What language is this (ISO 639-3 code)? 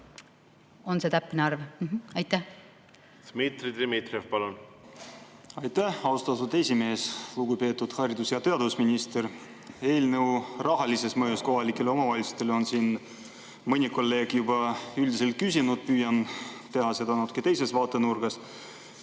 est